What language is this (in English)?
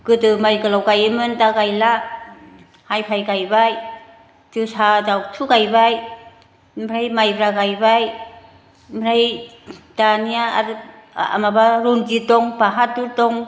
Bodo